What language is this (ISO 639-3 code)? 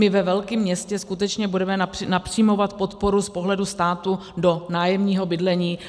ces